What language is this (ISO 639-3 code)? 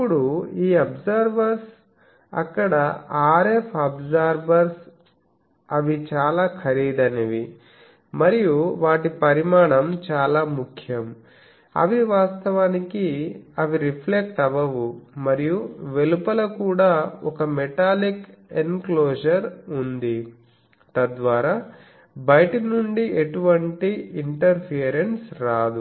tel